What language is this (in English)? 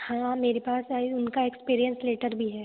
Hindi